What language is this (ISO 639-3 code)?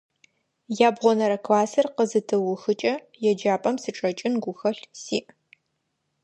ady